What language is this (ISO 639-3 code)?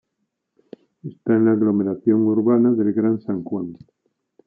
spa